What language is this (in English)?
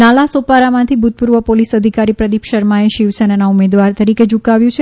Gujarati